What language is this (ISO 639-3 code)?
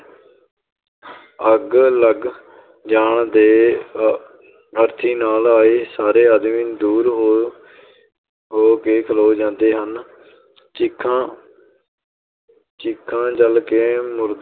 pan